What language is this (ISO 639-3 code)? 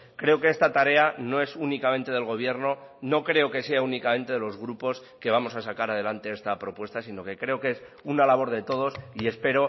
spa